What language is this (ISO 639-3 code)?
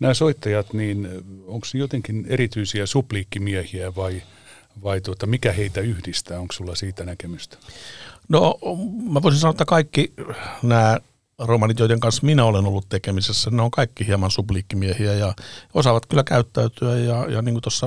fin